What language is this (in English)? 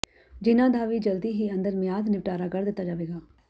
Punjabi